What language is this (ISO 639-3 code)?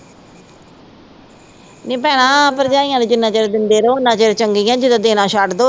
pan